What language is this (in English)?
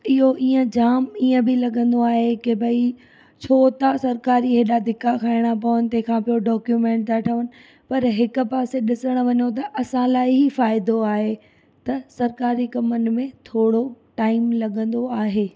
Sindhi